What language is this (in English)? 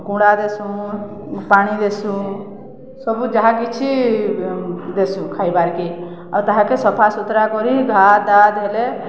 Odia